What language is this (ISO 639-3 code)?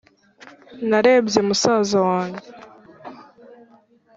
kin